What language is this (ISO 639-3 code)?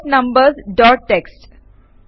mal